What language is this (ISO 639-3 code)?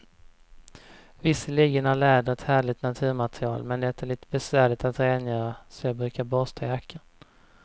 swe